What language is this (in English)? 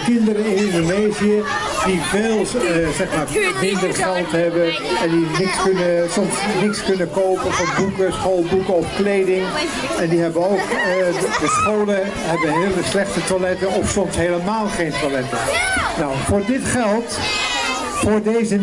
Dutch